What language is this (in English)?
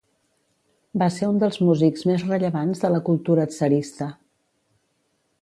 Catalan